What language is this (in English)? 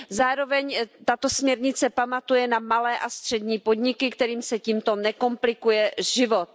Czech